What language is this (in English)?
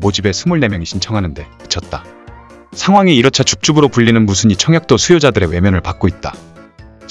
Korean